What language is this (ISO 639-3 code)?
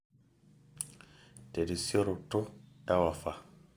mas